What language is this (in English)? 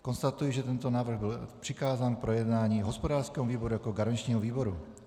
Czech